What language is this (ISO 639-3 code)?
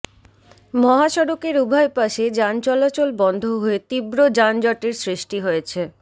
ben